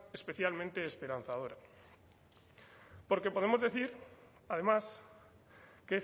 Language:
Spanish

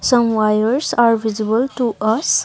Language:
English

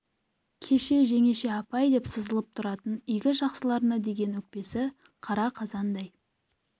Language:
Kazakh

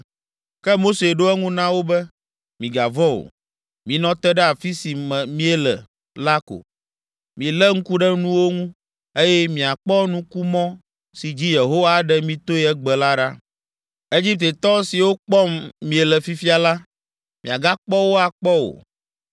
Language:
Ewe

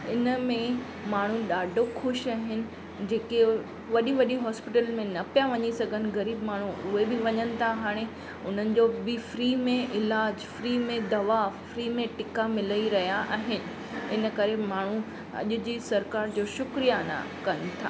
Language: Sindhi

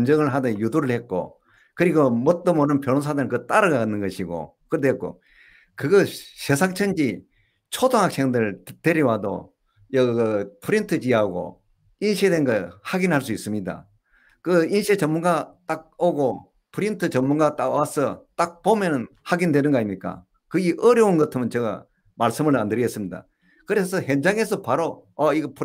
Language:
Korean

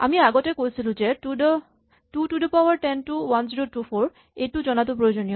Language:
Assamese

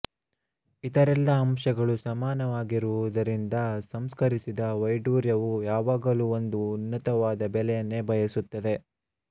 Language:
Kannada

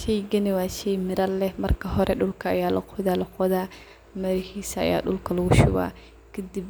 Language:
Somali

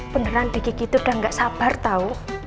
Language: Indonesian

